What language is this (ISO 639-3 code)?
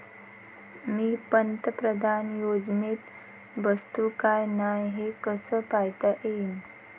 mar